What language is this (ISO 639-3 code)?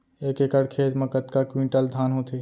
hne